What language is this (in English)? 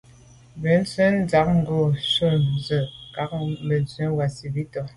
Medumba